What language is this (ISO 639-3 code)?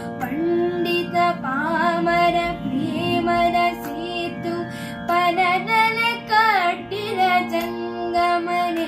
kan